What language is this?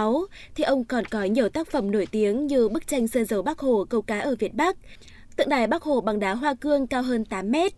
Vietnamese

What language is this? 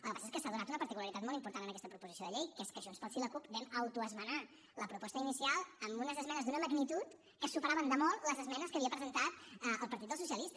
Catalan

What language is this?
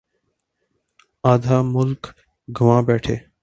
Urdu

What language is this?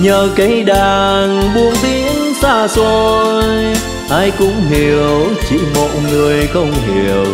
Vietnamese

